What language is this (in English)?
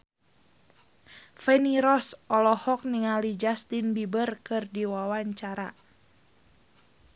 Sundanese